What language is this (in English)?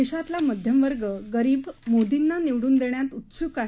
Marathi